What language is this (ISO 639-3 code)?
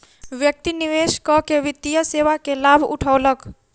mai